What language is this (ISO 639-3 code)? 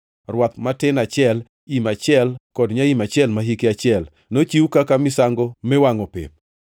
luo